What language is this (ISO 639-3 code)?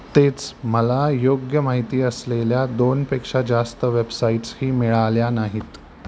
mar